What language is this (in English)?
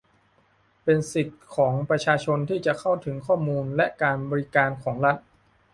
Thai